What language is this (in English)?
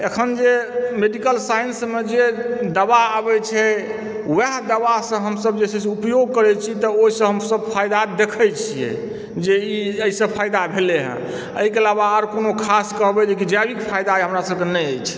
Maithili